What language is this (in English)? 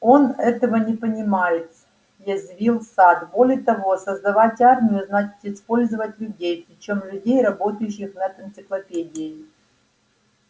Russian